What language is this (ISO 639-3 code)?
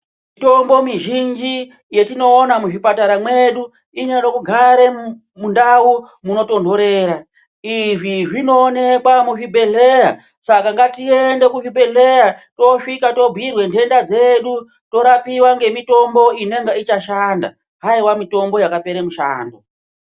ndc